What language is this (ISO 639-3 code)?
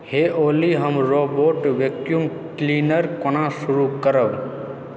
mai